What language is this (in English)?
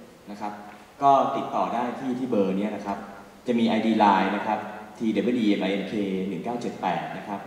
Thai